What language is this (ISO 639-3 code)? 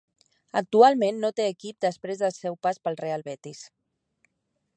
cat